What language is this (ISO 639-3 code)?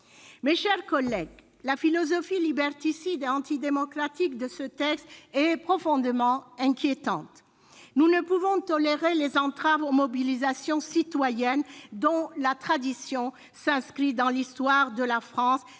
fra